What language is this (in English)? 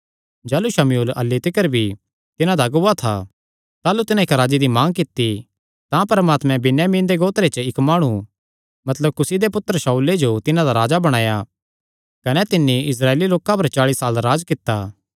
Kangri